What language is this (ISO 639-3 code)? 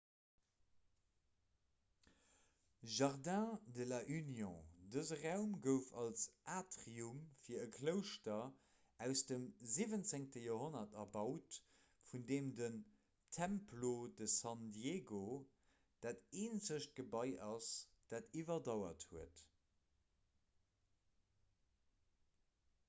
ltz